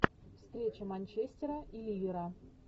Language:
Russian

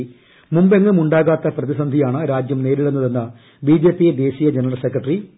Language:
Malayalam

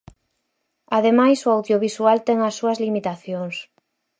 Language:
Galician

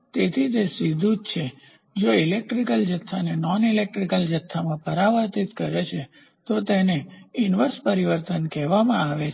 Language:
Gujarati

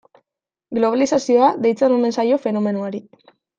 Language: Basque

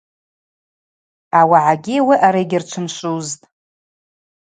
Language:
Abaza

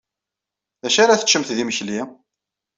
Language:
Kabyle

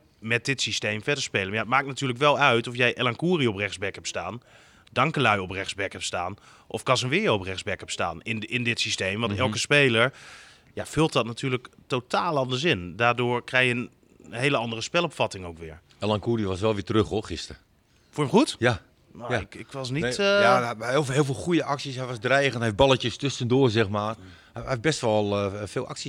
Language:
Dutch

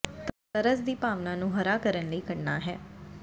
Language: Punjabi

